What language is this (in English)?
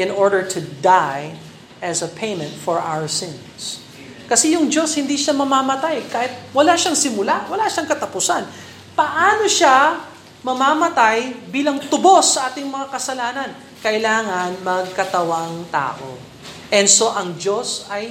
Filipino